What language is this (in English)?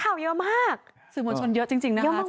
Thai